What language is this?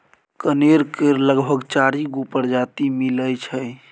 Maithili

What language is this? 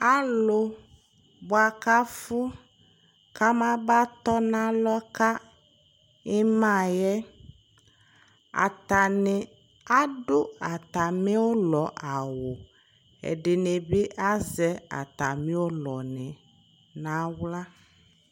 Ikposo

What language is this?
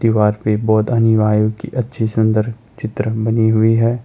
Hindi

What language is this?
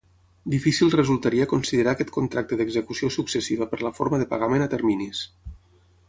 Catalan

